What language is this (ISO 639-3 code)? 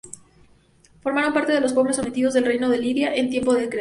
spa